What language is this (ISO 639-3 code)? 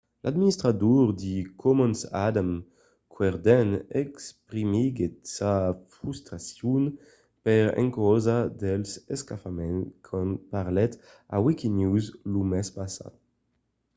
oci